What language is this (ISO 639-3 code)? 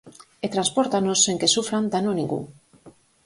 glg